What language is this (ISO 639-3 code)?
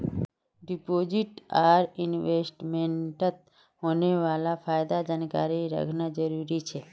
mag